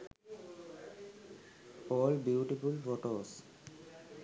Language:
Sinhala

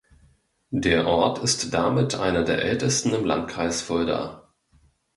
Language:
German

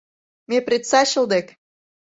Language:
Mari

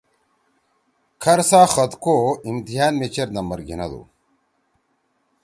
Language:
Torwali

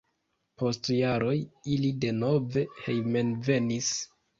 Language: Esperanto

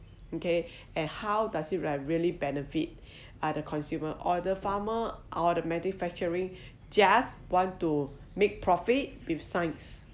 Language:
English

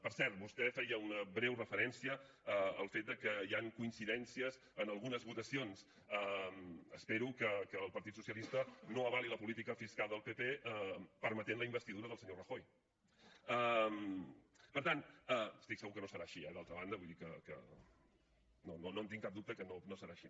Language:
Catalan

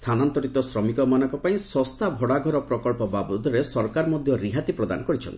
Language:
Odia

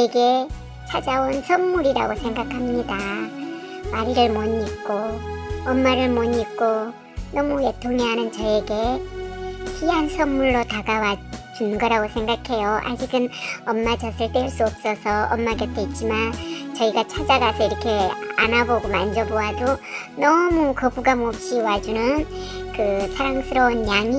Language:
Korean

